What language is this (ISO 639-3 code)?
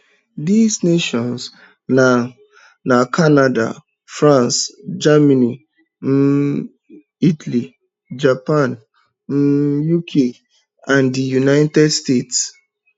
pcm